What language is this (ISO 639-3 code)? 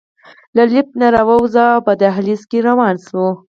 pus